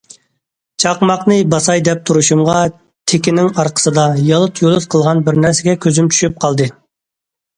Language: Uyghur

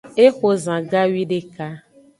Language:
Aja (Benin)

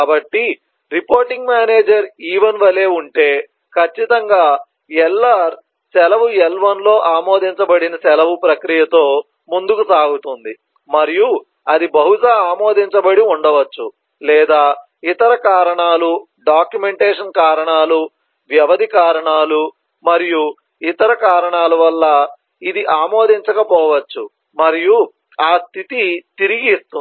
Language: Telugu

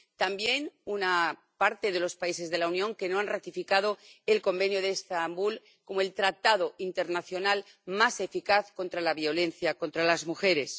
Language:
Spanish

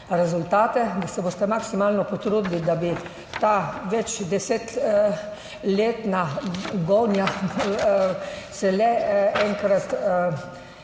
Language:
Slovenian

